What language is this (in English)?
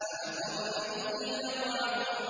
Arabic